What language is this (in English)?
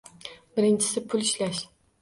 Uzbek